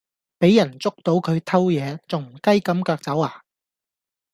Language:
Cantonese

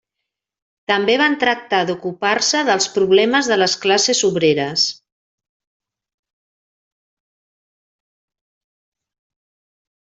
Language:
Catalan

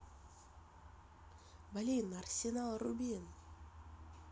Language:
Russian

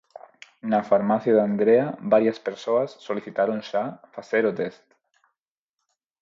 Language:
Galician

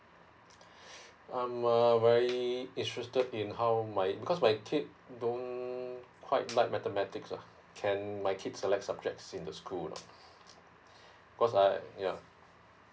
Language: English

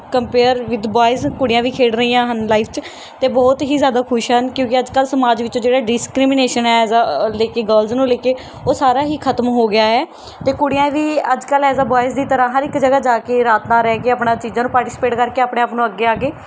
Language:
Punjabi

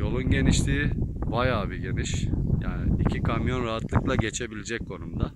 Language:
Turkish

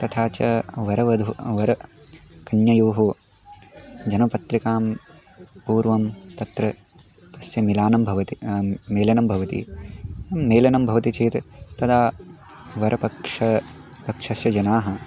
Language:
Sanskrit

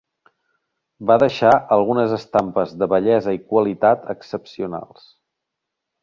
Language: Catalan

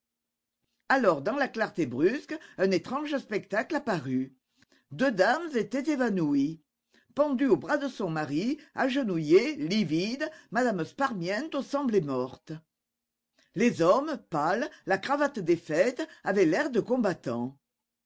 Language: French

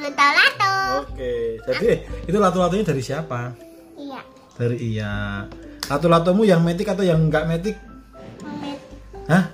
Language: Indonesian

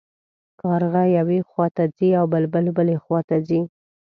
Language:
Pashto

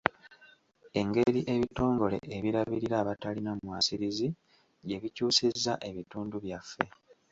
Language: Ganda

